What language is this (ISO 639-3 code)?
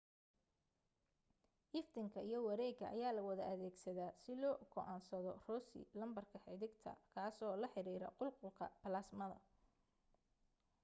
som